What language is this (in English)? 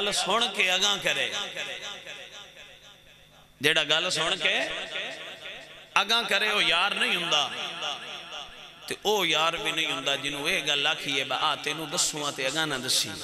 Arabic